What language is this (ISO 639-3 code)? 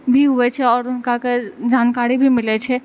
mai